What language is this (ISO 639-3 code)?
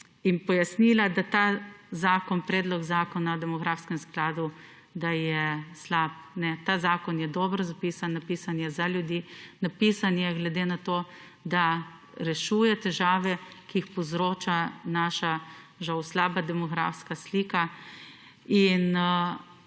slv